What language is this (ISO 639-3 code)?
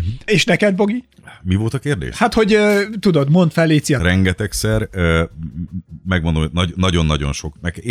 hun